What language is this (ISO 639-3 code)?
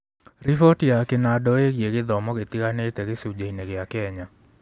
kik